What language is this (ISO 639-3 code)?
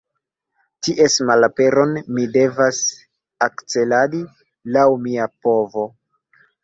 epo